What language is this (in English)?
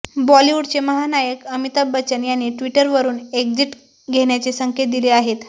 Marathi